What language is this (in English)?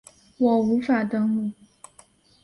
Chinese